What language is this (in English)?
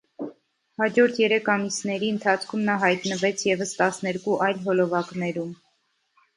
Armenian